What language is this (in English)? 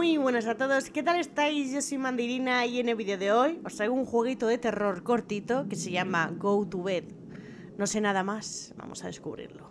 Spanish